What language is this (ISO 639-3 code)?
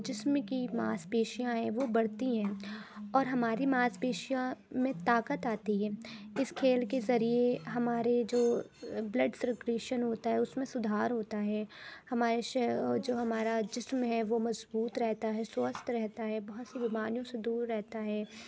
urd